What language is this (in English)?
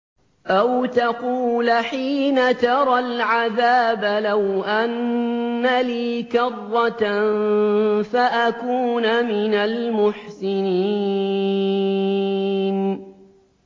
Arabic